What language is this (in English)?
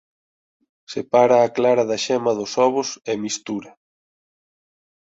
Galician